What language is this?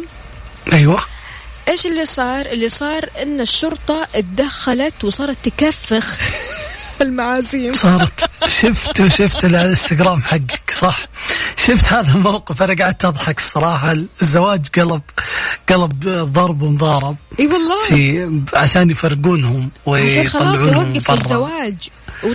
Arabic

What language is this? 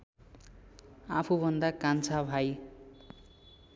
Nepali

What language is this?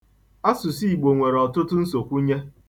Igbo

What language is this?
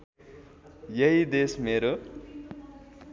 Nepali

